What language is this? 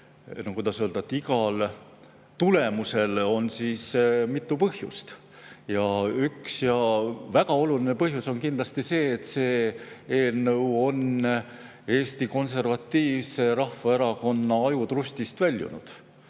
Estonian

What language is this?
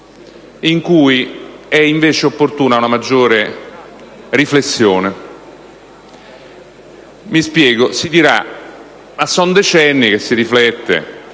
Italian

